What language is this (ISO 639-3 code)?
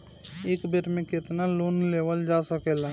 bho